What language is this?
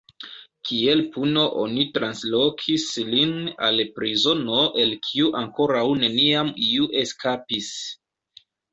Esperanto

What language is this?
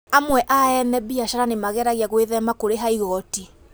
Kikuyu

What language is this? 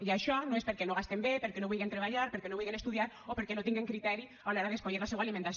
Catalan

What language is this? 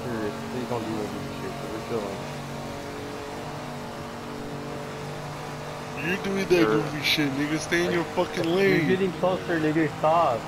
English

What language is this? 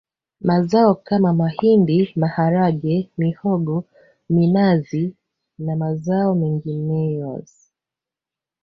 Swahili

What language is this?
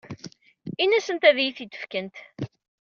Kabyle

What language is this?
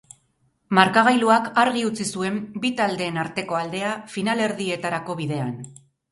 Basque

